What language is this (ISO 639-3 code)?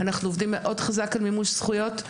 heb